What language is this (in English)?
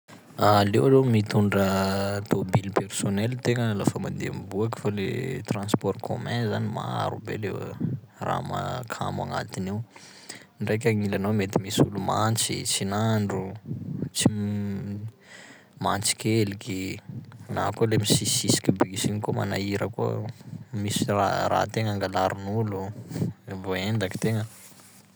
Sakalava Malagasy